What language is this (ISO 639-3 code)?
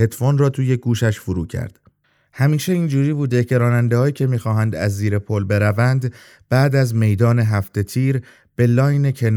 fas